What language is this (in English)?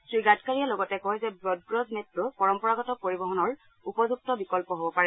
Assamese